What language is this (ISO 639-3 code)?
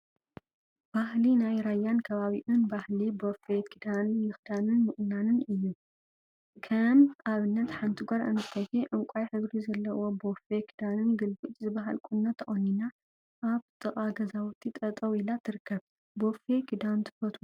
tir